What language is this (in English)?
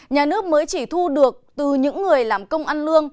Vietnamese